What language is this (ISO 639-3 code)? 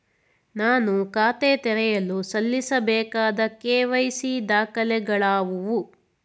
kan